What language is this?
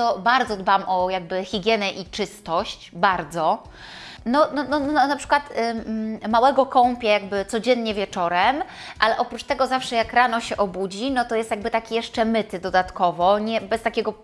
Polish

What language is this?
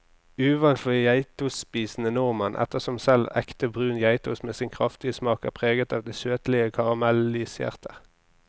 Norwegian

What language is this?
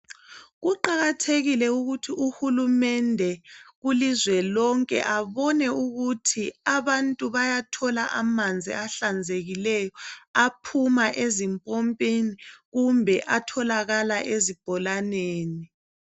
North Ndebele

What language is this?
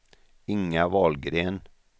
Swedish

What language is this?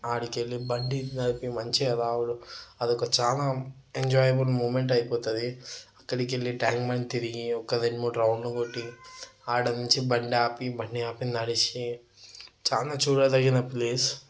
Telugu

